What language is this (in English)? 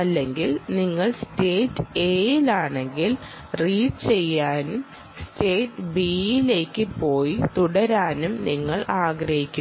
Malayalam